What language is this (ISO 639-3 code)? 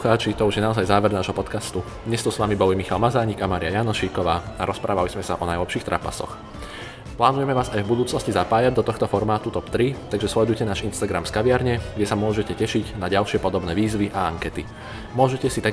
slk